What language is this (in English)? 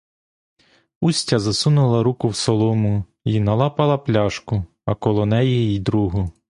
Ukrainian